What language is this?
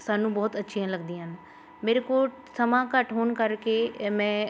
Punjabi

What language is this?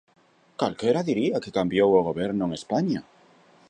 Galician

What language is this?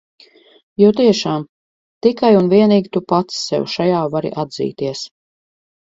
Latvian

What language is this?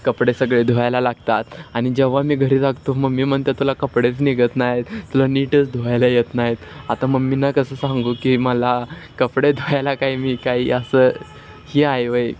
Marathi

